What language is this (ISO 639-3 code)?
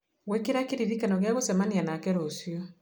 kik